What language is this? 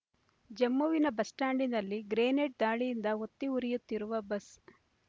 Kannada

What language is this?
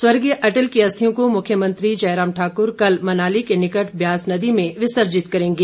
Hindi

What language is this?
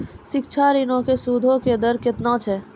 Maithili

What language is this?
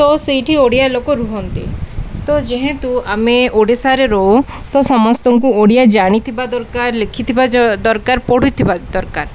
Odia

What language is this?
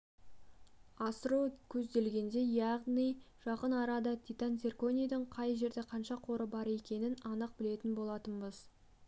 Kazakh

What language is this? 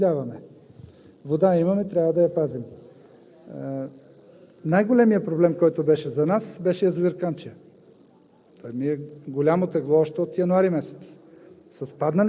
Bulgarian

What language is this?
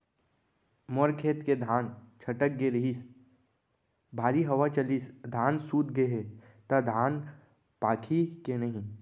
Chhattisgarhi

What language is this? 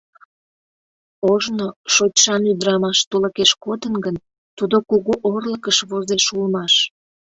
Mari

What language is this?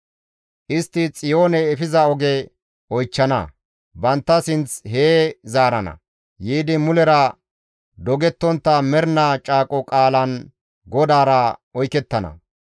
Gamo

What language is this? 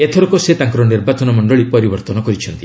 Odia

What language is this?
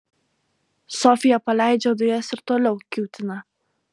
Lithuanian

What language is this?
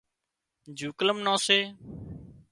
Wadiyara Koli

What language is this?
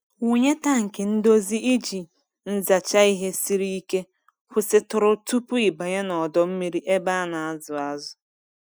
Igbo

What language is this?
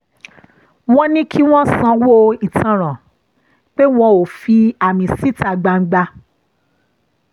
Yoruba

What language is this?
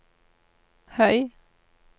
Norwegian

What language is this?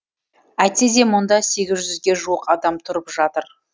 Kazakh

